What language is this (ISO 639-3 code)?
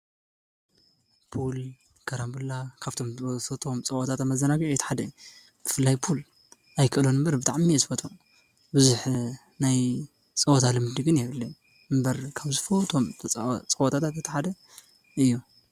tir